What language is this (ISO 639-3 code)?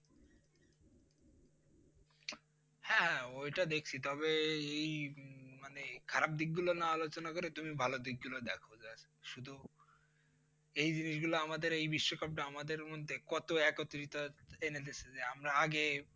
ben